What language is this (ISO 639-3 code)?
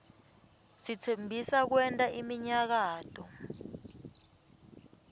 ssw